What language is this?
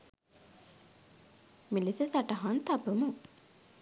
Sinhala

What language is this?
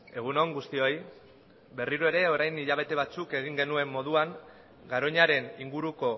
Basque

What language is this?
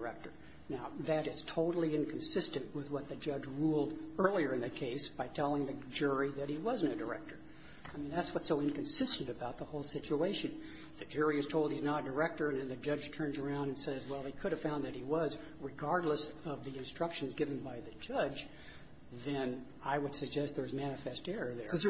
English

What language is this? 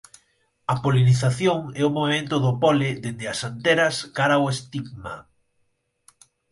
Galician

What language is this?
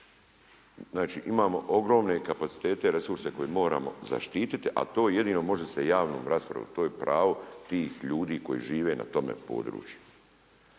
Croatian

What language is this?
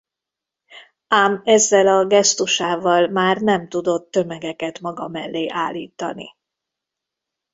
Hungarian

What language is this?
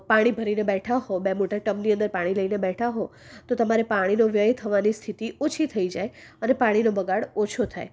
Gujarati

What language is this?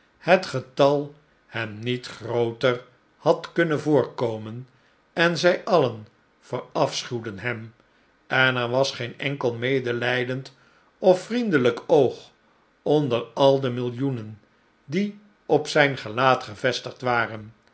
Dutch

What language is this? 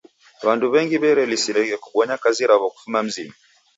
Taita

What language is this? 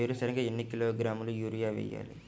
Telugu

